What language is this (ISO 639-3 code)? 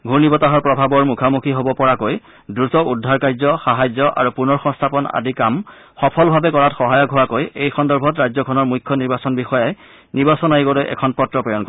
asm